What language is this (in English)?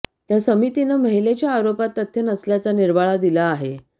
Marathi